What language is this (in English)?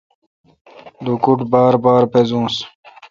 Kalkoti